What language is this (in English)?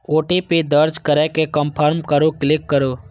Maithili